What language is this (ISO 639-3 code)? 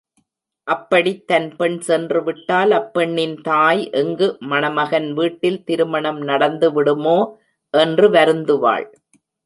tam